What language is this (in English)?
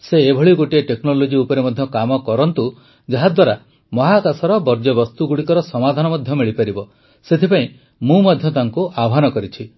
Odia